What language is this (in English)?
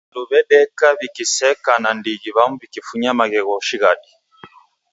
Taita